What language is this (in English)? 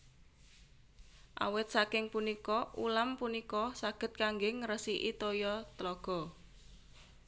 Javanese